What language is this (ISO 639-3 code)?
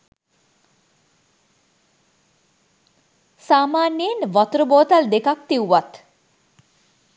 sin